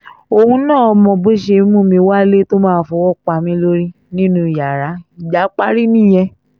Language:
Yoruba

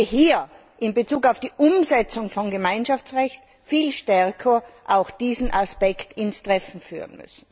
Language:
German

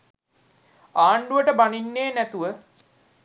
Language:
Sinhala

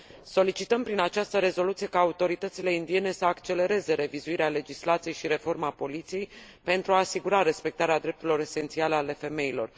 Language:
Romanian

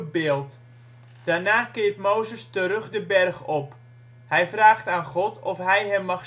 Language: Dutch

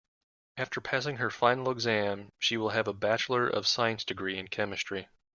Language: English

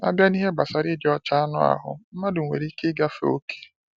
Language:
Igbo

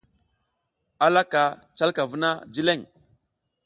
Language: South Giziga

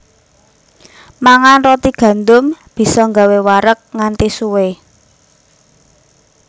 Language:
Javanese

